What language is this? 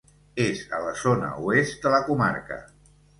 Catalan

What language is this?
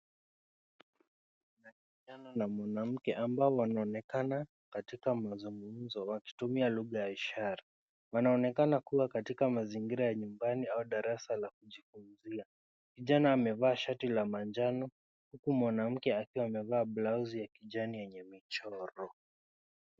Swahili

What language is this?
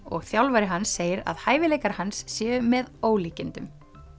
Icelandic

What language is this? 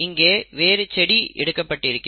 Tamil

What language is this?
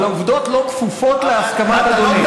Hebrew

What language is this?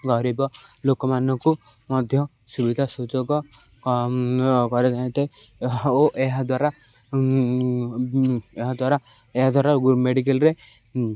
Odia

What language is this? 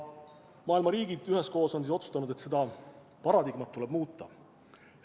Estonian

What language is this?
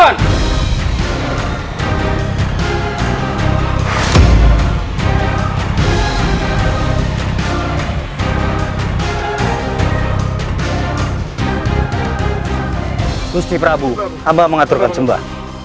Indonesian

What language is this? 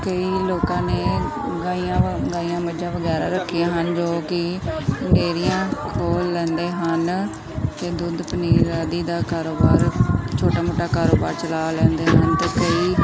Punjabi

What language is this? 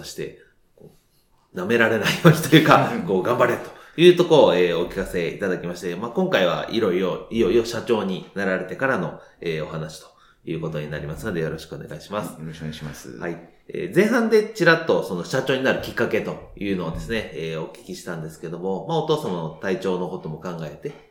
Japanese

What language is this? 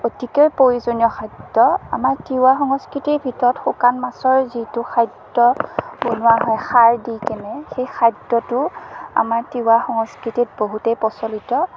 Assamese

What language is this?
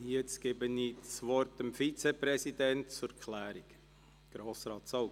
Swiss German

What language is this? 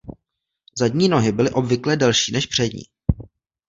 Czech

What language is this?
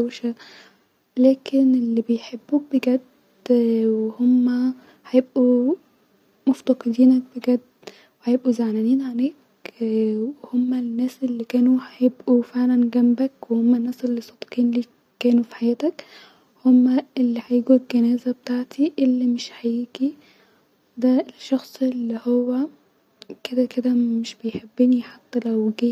Egyptian Arabic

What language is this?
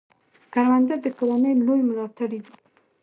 Pashto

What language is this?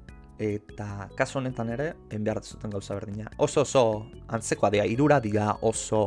Italian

